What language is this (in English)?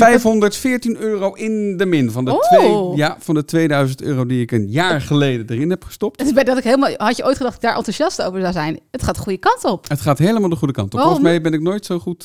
Dutch